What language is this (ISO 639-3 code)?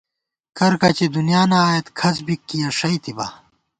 gwt